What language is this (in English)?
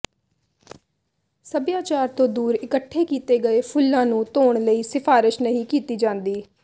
Punjabi